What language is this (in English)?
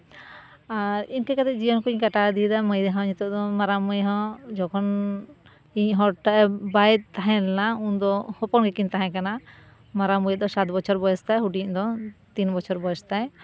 Santali